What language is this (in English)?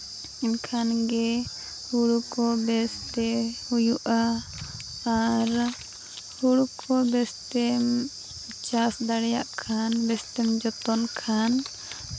Santali